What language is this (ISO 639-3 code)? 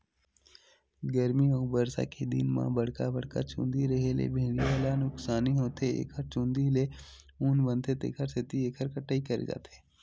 hne